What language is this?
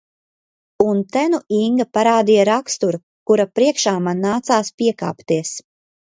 Latvian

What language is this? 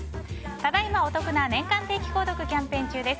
Japanese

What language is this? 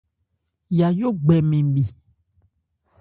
Ebrié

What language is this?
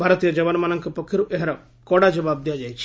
Odia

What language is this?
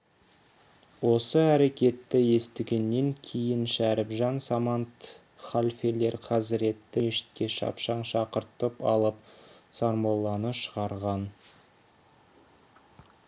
Kazakh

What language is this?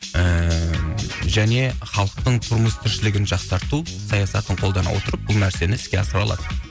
Kazakh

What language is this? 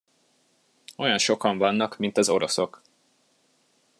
Hungarian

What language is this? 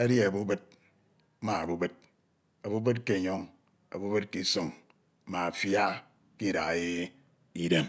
Ito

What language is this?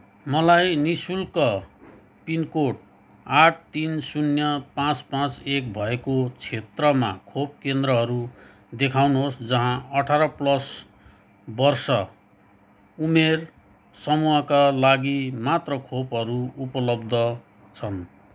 Nepali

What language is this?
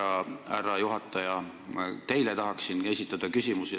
Estonian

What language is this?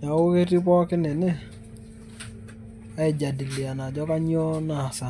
Masai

